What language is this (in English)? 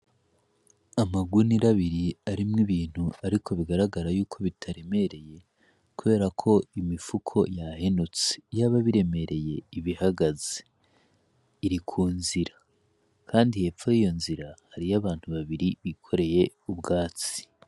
Rundi